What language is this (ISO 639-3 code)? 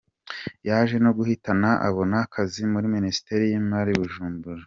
kin